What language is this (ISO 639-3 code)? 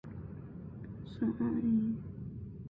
zho